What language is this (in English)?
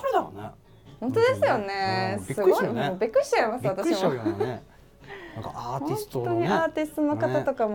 Japanese